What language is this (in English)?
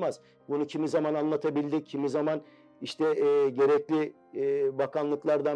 Turkish